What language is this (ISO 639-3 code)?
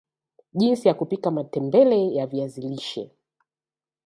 swa